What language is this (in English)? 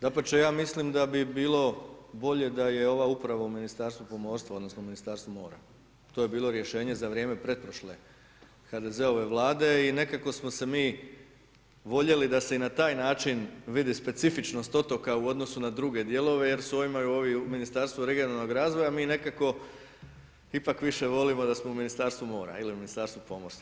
Croatian